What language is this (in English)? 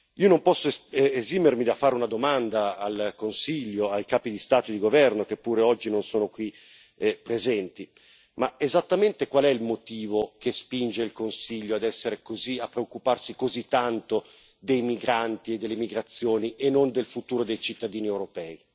Italian